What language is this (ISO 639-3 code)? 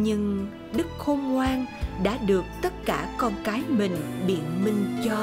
vie